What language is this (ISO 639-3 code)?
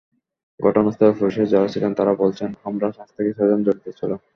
ben